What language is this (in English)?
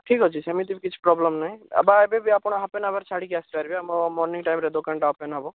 Odia